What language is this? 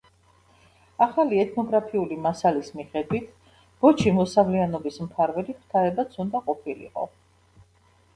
Georgian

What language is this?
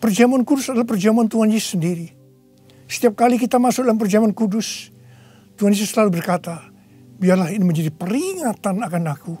Indonesian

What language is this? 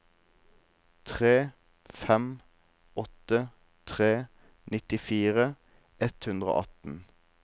Norwegian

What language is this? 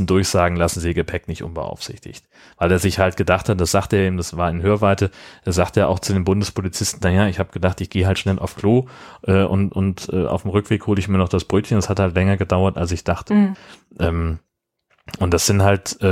German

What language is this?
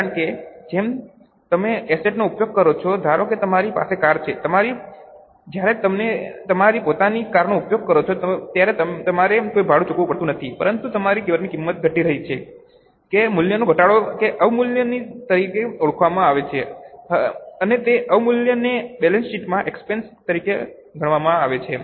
Gujarati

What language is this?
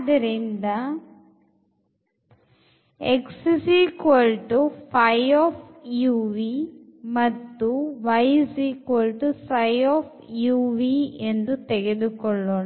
Kannada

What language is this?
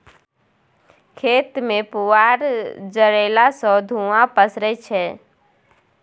Maithili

